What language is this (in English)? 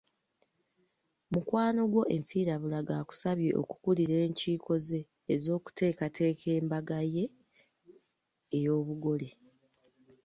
Ganda